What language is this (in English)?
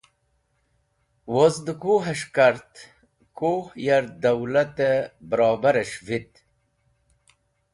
Wakhi